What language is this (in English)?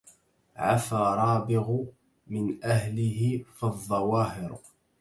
Arabic